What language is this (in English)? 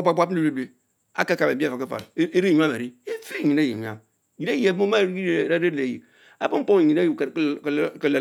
Mbe